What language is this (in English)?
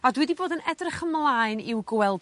Welsh